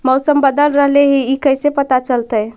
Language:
Magahi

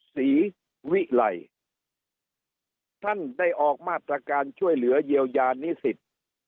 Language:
Thai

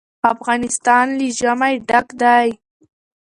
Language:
Pashto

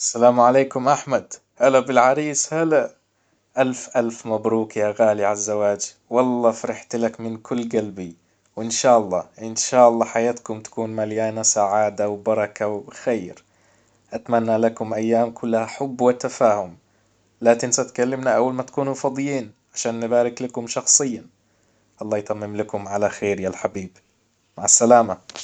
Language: Hijazi Arabic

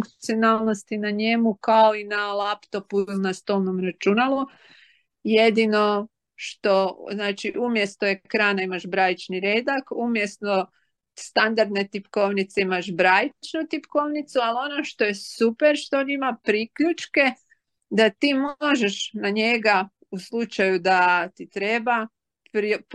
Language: Croatian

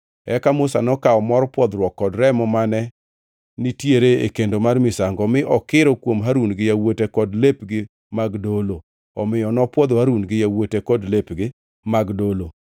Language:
Luo (Kenya and Tanzania)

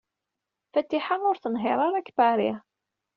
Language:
Kabyle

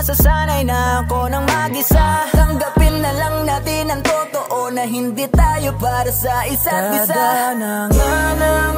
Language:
Indonesian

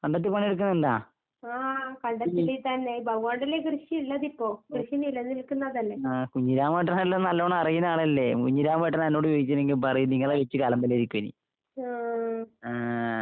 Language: Malayalam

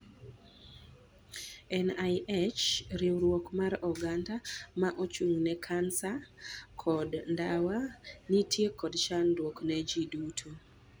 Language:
Luo (Kenya and Tanzania)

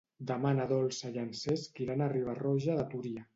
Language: Catalan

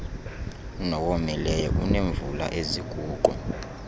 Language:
Xhosa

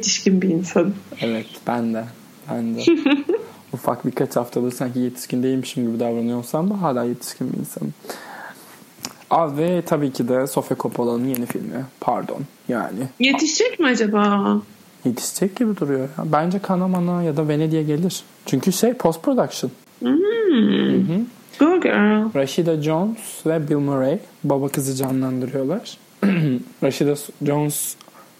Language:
Turkish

